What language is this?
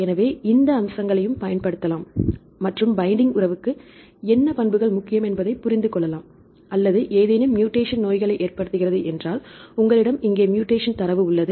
Tamil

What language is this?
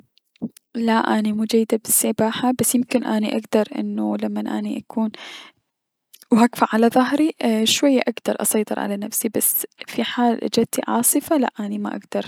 Mesopotamian Arabic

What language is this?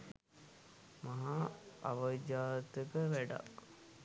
Sinhala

